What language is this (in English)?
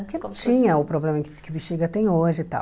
Portuguese